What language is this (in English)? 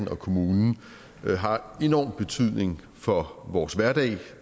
Danish